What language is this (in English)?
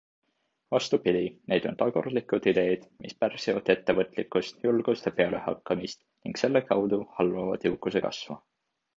Estonian